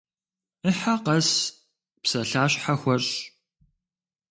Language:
Kabardian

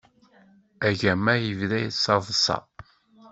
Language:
Kabyle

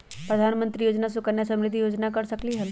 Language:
Magahi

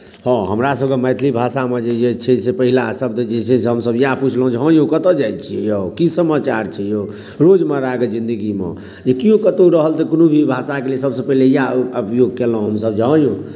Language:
Maithili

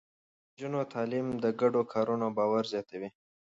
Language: Pashto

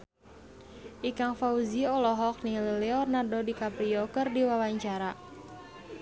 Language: Sundanese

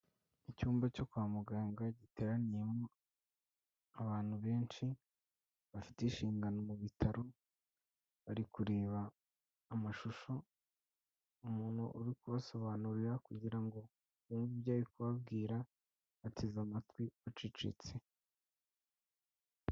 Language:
Kinyarwanda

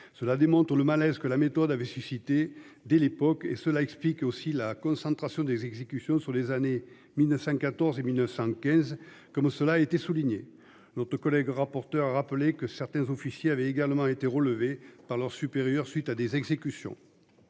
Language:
French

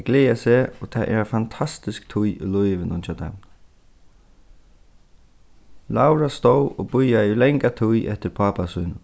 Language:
Faroese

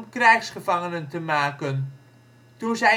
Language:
Dutch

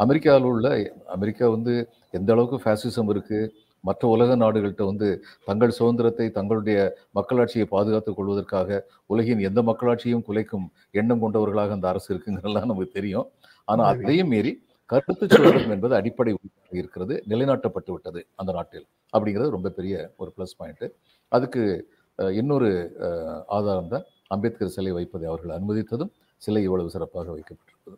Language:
Tamil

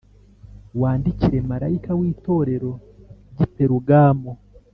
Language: Kinyarwanda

